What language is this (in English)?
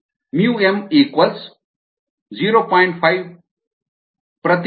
Kannada